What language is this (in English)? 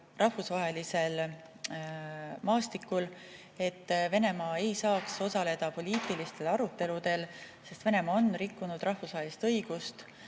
Estonian